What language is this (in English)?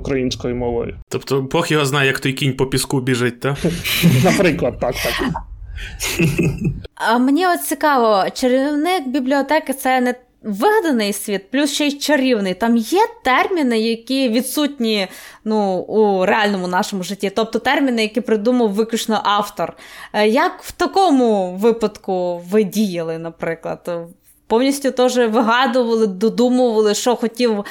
Ukrainian